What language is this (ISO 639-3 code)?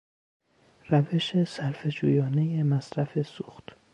fas